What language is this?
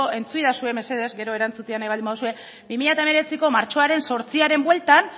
Basque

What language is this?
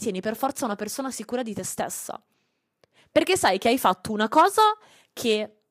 Italian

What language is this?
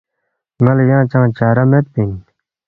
Balti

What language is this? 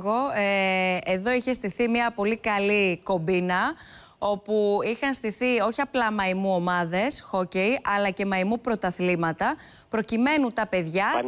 Greek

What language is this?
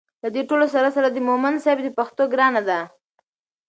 Pashto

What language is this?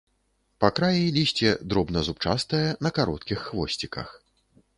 Belarusian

